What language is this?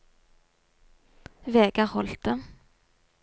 Norwegian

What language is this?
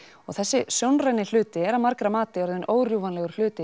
Icelandic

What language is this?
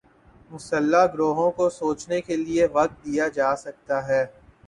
Urdu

